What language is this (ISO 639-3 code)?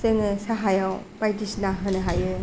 brx